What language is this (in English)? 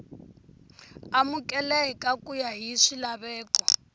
Tsonga